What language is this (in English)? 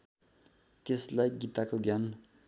Nepali